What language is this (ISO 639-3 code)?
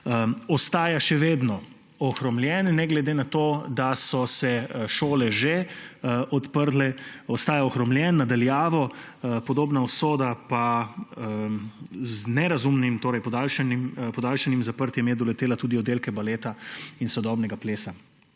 slv